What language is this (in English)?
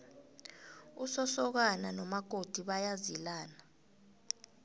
South Ndebele